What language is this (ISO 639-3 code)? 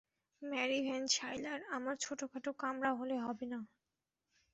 ben